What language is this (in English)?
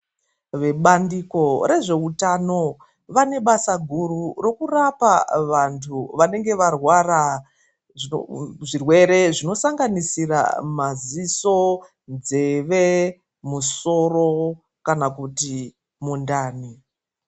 Ndau